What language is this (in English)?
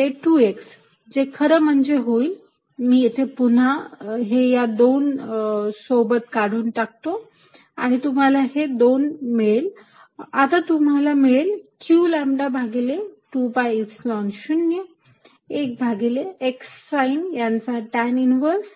Marathi